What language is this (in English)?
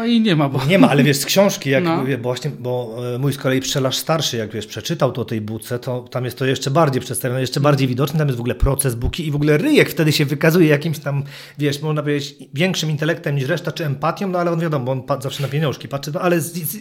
Polish